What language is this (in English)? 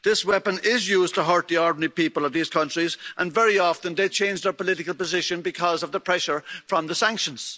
English